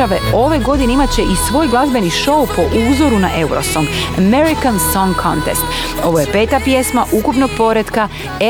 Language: Croatian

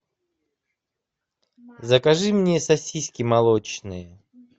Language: Russian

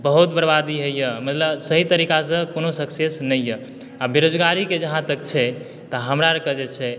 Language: Maithili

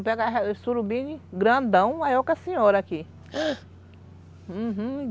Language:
Portuguese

